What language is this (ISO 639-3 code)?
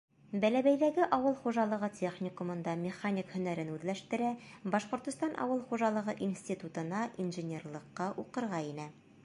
bak